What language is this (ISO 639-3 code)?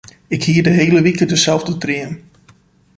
fry